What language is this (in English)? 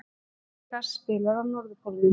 Icelandic